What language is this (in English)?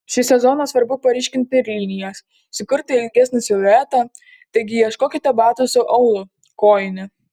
Lithuanian